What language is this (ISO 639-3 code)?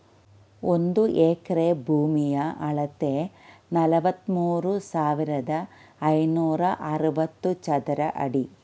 kan